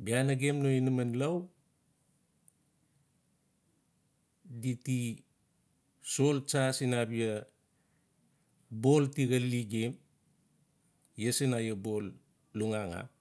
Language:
Notsi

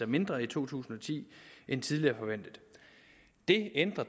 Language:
Danish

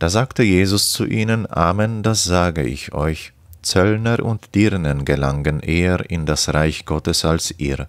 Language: German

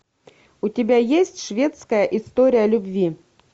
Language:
Russian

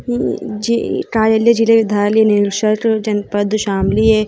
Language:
Hindi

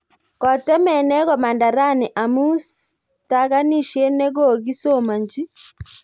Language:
Kalenjin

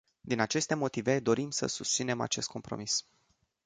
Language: Romanian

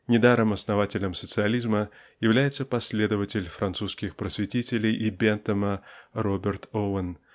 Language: Russian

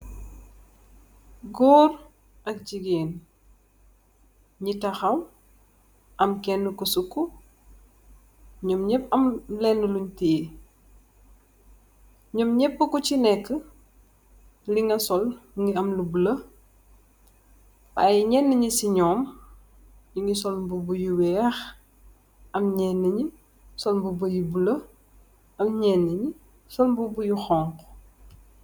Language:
Wolof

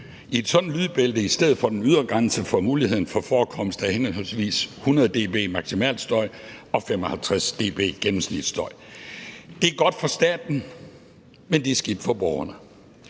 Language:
Danish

